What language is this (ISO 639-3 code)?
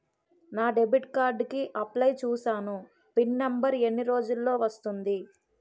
tel